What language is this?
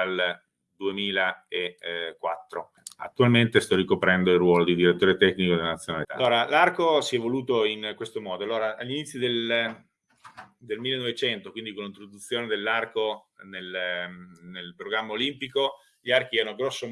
Italian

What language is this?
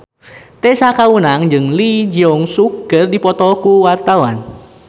Sundanese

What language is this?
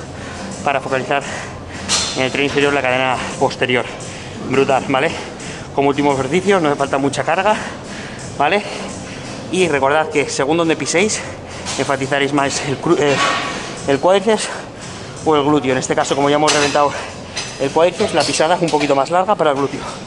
Spanish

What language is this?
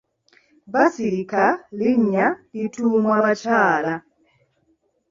Ganda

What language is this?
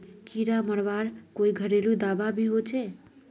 Magahi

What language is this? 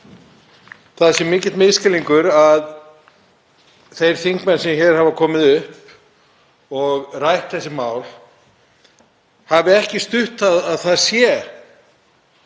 Icelandic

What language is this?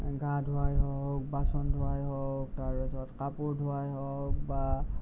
Assamese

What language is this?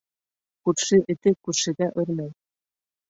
Bashkir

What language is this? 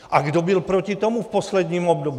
Czech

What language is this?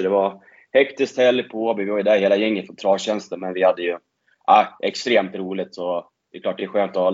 Swedish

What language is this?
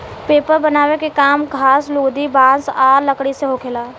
Bhojpuri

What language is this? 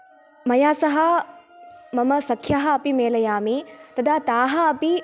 Sanskrit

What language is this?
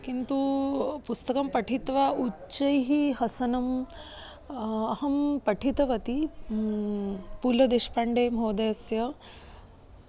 Sanskrit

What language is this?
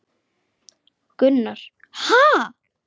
Icelandic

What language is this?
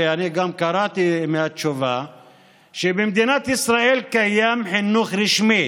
Hebrew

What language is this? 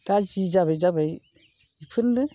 Bodo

